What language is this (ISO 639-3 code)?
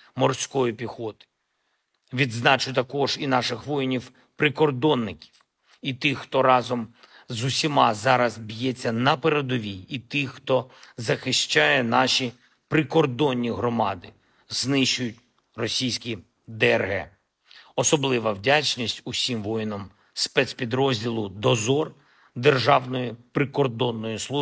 ukr